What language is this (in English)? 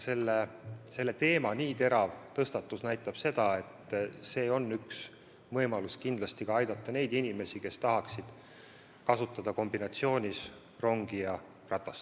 Estonian